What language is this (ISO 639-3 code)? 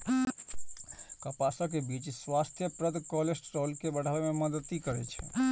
mai